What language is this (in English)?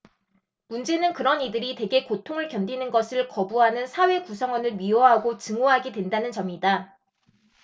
Korean